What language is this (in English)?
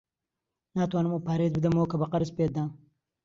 Central Kurdish